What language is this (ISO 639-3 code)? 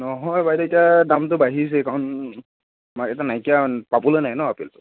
asm